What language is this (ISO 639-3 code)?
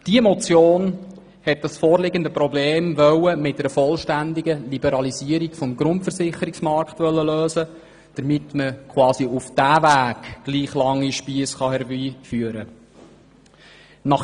gsw